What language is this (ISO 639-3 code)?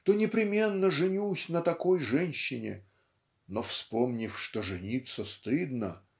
rus